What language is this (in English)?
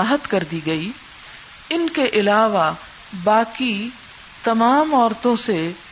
Urdu